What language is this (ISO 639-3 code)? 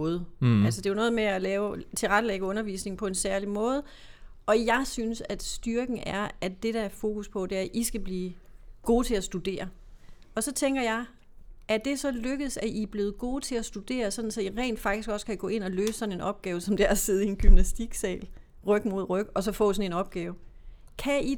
dan